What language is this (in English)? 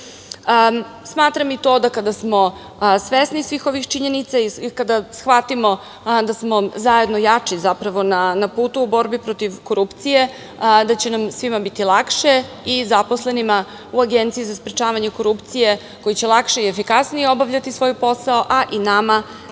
Serbian